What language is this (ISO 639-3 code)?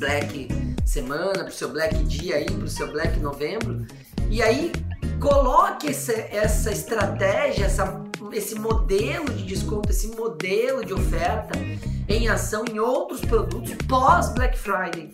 por